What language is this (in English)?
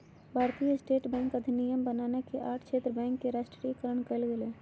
Magahi